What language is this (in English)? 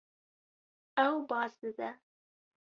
Kurdish